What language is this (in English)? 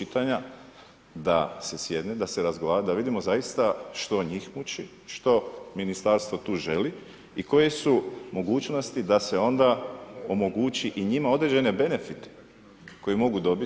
Croatian